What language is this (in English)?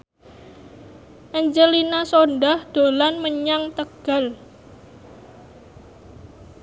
Javanese